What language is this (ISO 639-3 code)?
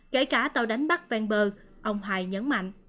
vie